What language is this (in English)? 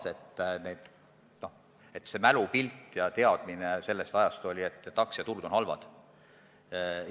Estonian